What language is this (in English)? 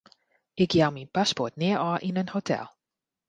Western Frisian